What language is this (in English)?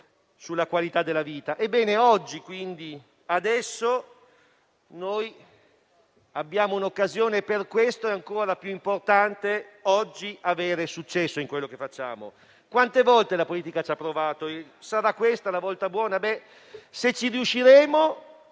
Italian